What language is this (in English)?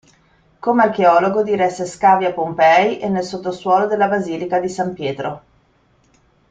Italian